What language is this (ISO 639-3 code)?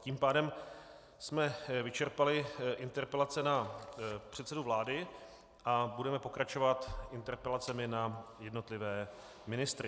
ces